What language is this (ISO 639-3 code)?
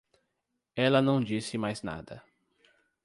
por